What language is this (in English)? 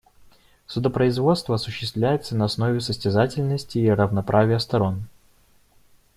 Russian